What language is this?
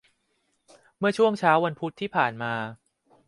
Thai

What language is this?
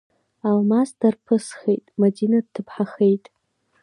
Abkhazian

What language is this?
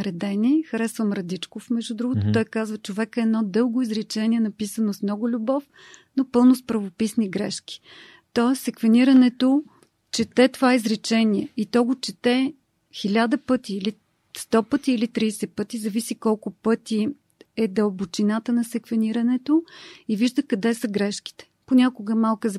Bulgarian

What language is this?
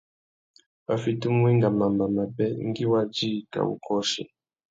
Tuki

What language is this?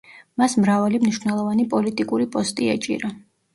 Georgian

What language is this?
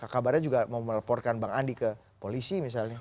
Indonesian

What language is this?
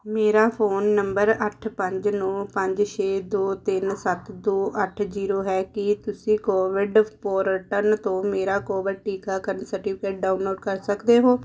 Punjabi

